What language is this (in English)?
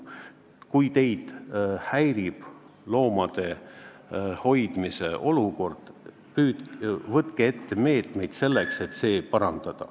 Estonian